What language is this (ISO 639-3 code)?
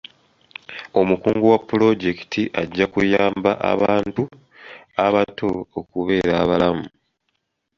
lug